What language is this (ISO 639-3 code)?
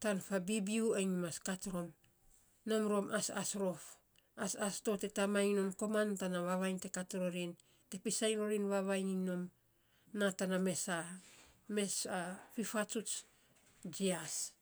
sps